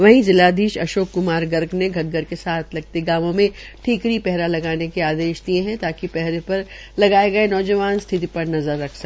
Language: Hindi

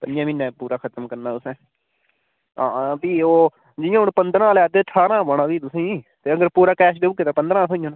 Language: Dogri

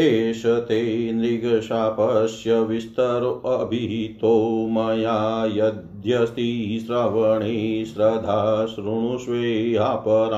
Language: Hindi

